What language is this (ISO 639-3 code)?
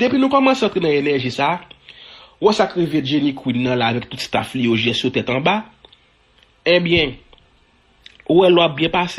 fra